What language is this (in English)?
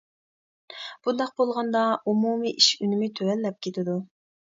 Uyghur